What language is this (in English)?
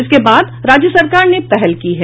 Hindi